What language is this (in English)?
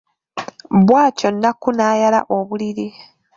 Ganda